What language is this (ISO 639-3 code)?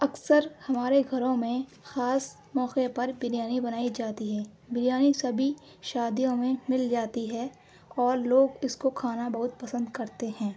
urd